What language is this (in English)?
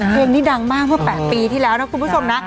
Thai